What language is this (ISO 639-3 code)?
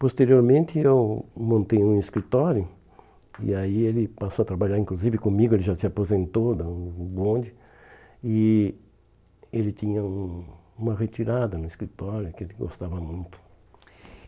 por